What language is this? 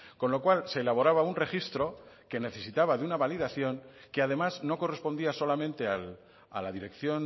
Spanish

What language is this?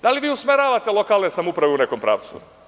Serbian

